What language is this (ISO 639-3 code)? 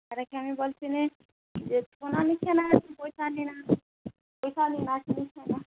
ori